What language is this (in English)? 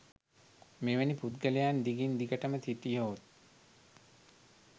Sinhala